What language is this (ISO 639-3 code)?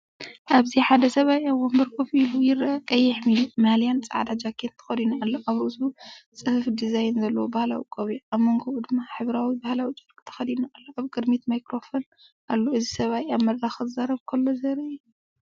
tir